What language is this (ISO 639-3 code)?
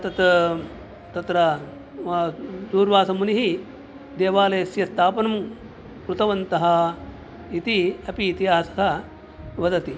san